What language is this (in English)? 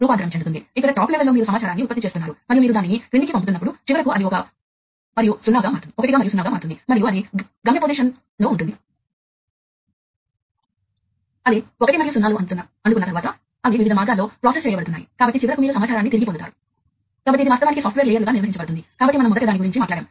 Telugu